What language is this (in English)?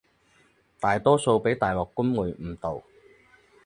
Cantonese